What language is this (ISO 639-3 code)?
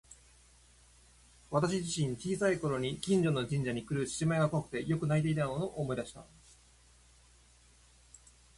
jpn